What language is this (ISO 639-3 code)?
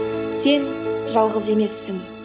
kaz